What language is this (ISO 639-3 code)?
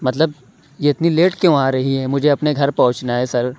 urd